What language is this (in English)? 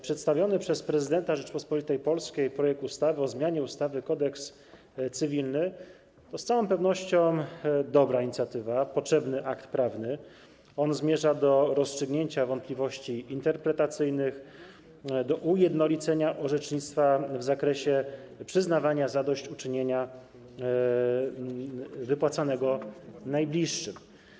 Polish